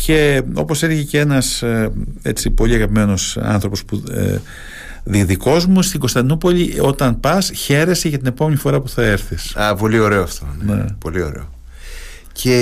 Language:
Greek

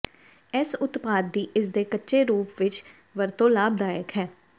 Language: Punjabi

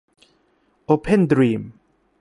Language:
Thai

